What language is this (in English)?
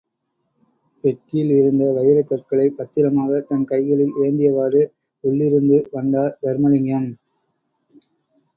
Tamil